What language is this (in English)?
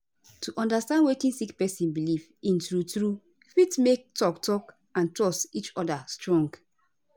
Nigerian Pidgin